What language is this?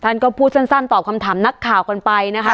Thai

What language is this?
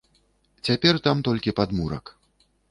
Belarusian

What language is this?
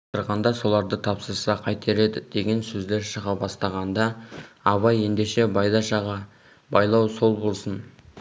Kazakh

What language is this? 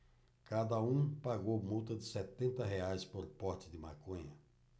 Portuguese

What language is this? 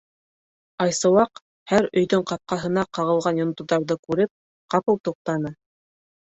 Bashkir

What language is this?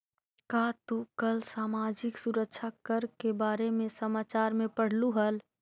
Magahi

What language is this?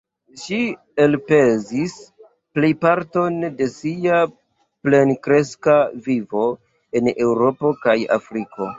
Esperanto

